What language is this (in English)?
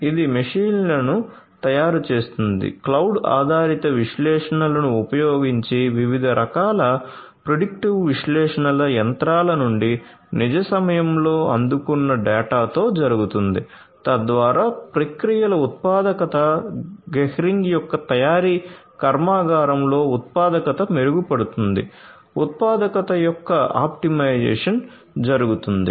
Telugu